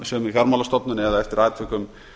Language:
Icelandic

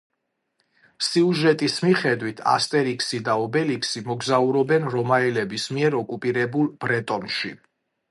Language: Georgian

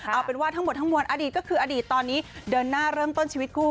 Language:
Thai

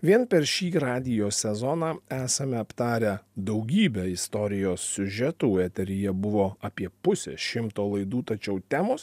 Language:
Lithuanian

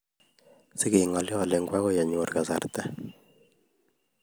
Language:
Kalenjin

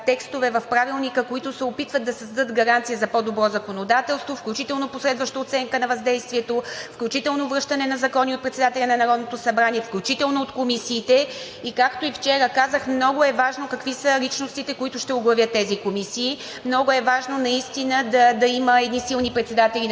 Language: Bulgarian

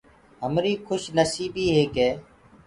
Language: Gurgula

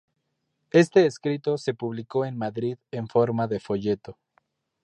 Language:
Spanish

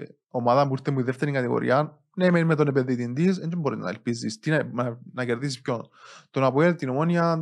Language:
Greek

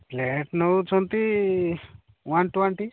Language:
Odia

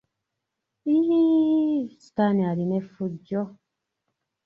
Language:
Ganda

